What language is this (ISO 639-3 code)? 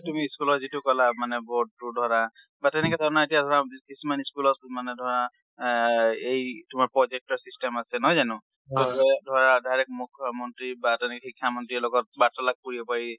asm